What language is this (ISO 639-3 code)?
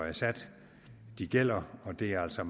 dan